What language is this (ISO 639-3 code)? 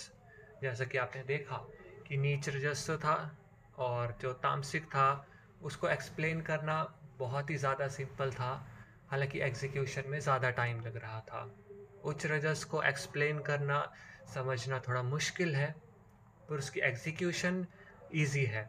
hin